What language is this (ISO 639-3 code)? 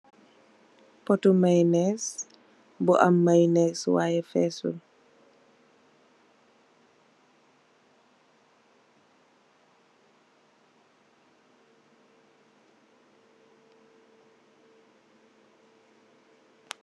wol